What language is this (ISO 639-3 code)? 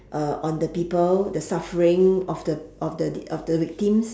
eng